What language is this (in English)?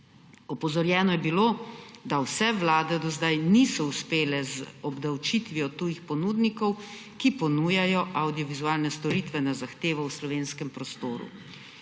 Slovenian